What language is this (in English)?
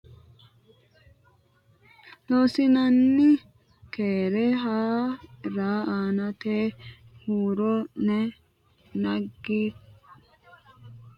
Sidamo